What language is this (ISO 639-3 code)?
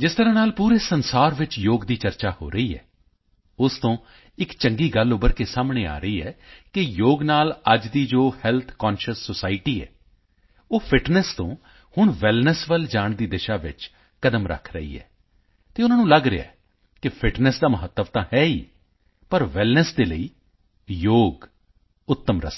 pan